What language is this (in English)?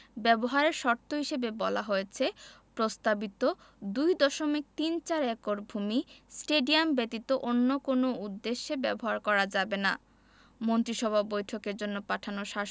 Bangla